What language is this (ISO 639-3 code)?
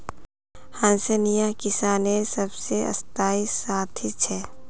mag